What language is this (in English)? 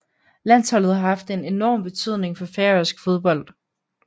Danish